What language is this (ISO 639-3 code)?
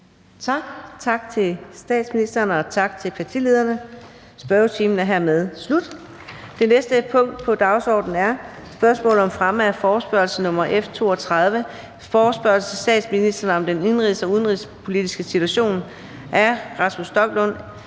dan